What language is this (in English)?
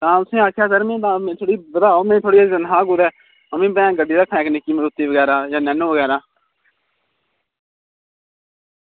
Dogri